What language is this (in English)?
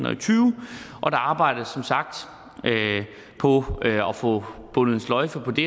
Danish